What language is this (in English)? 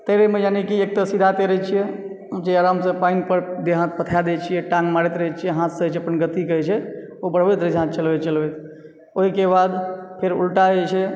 Maithili